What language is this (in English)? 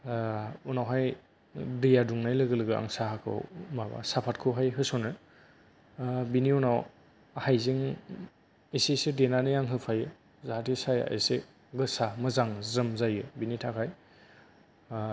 Bodo